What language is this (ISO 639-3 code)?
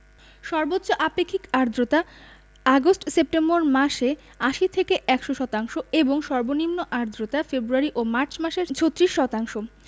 ben